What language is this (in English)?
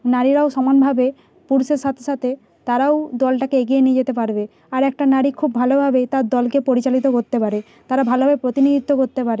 Bangla